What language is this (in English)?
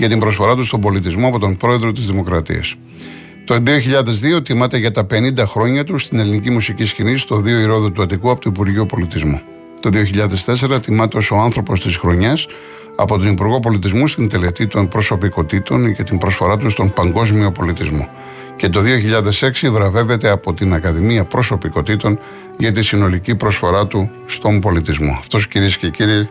Greek